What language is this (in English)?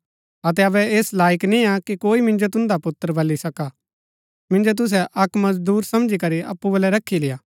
Gaddi